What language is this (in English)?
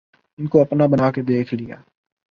Urdu